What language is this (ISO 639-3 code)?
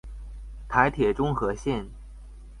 zho